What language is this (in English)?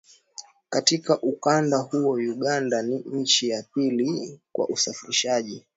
Swahili